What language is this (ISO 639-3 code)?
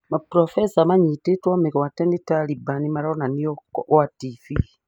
kik